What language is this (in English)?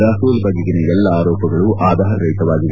Kannada